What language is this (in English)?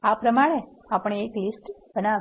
Gujarati